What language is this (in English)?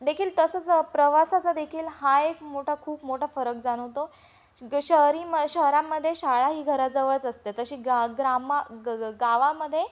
Marathi